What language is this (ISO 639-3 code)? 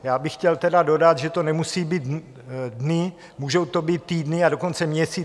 ces